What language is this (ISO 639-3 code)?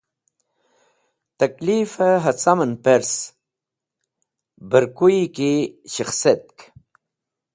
wbl